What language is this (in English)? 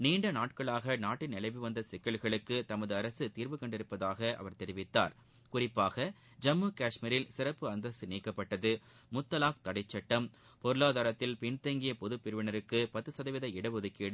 Tamil